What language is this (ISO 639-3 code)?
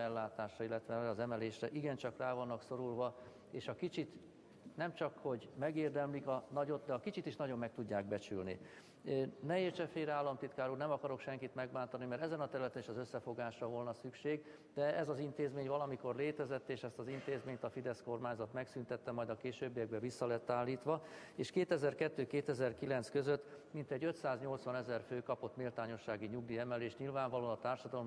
hun